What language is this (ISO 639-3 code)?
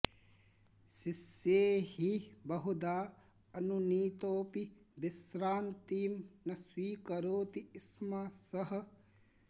san